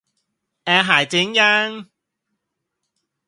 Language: Thai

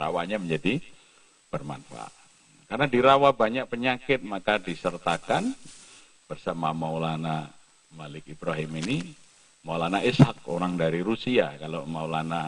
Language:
Indonesian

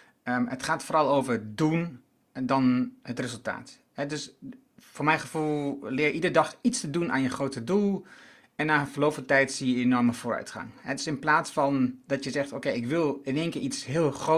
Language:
Dutch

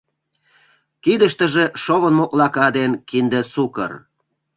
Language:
Mari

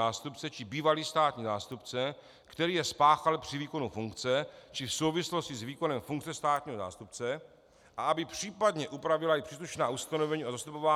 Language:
Czech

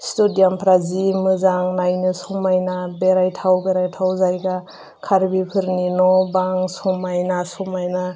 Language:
Bodo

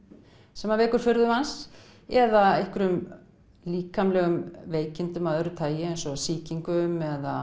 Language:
Icelandic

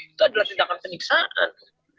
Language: Indonesian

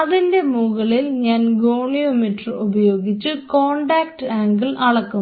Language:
Malayalam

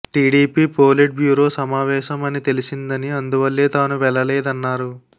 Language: Telugu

